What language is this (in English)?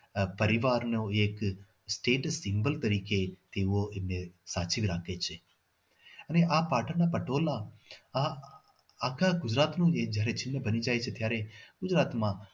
Gujarati